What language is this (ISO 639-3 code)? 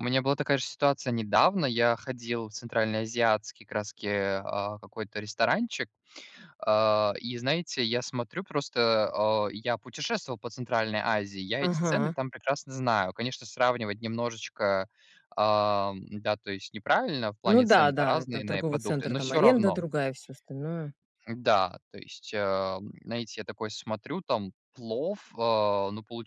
rus